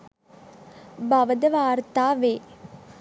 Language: Sinhala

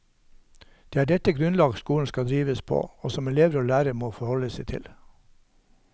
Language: Norwegian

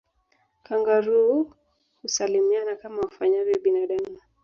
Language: Swahili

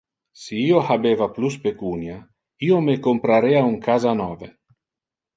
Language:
Interlingua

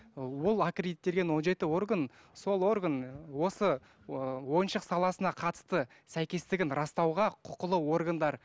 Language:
Kazakh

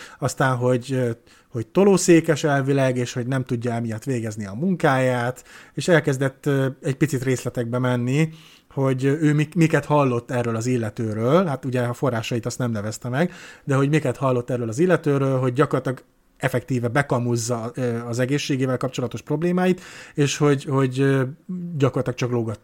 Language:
Hungarian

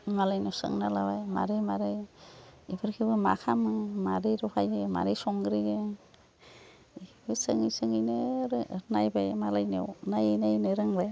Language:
Bodo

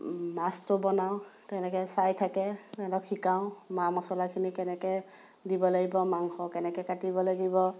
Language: Assamese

